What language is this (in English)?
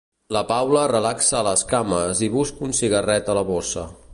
Catalan